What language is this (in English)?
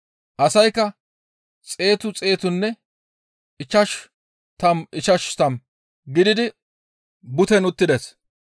Gamo